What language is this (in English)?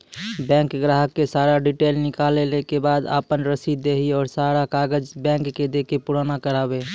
Maithili